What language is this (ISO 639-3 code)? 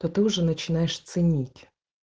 rus